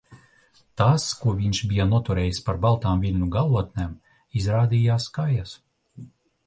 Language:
Latvian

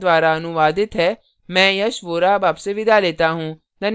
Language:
Hindi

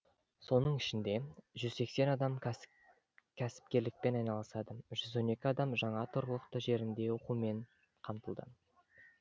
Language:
Kazakh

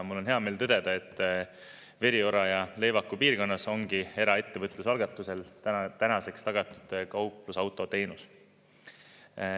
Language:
Estonian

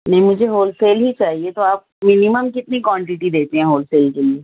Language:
Urdu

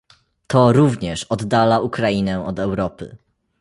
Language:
Polish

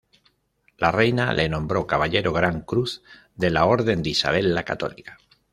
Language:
Spanish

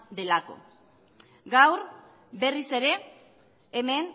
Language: Basque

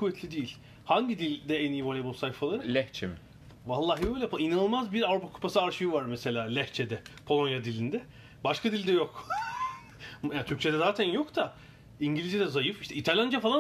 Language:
Turkish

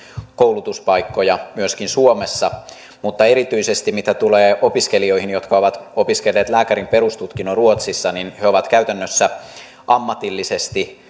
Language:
Finnish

